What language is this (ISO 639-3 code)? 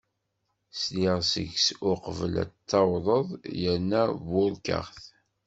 kab